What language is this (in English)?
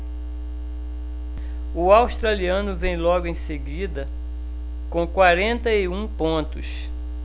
Portuguese